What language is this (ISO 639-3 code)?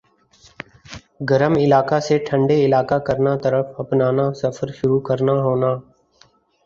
urd